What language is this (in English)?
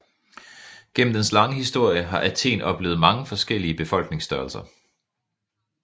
Danish